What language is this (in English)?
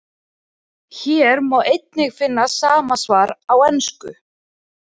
Icelandic